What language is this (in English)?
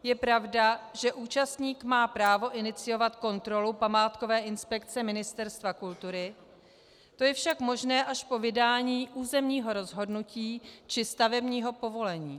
Czech